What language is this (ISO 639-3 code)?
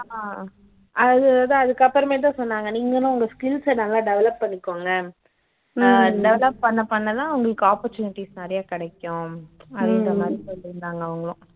tam